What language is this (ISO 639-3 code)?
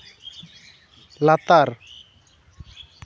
sat